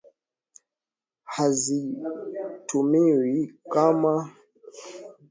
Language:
Swahili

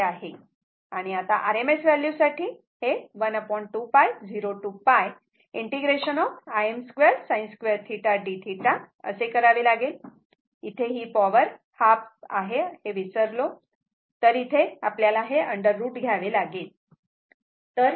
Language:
Marathi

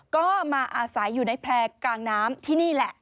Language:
Thai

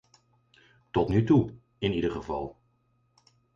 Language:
Dutch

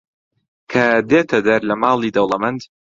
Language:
Central Kurdish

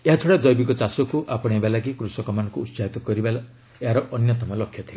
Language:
Odia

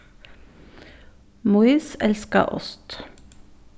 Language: Faroese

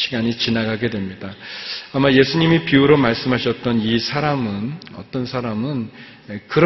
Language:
Korean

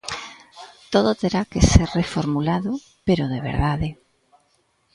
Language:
Galician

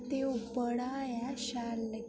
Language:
Dogri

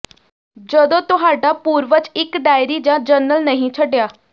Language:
Punjabi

